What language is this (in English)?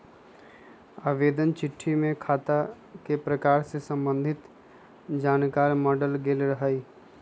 Magahi